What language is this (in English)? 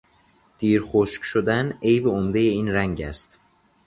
Persian